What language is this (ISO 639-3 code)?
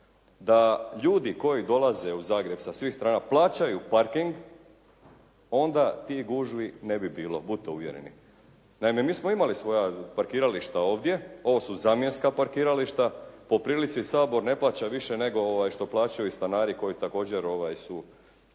hrv